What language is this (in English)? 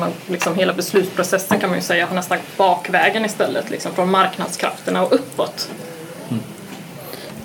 Swedish